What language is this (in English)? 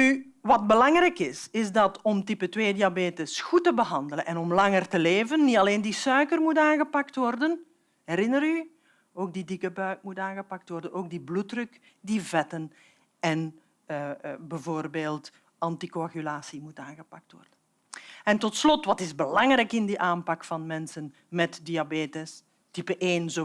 Dutch